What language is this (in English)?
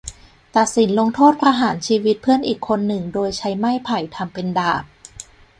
Thai